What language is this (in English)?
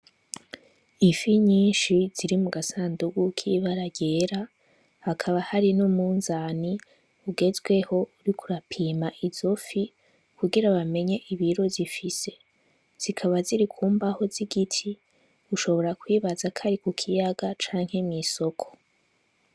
Rundi